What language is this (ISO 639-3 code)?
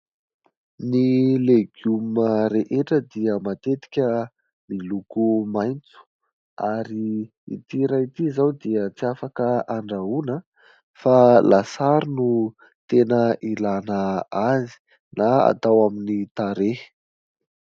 mlg